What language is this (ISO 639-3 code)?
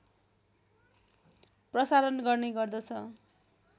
nep